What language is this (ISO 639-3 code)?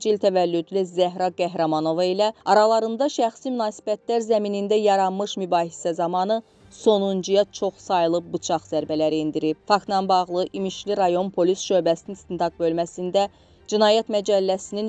tur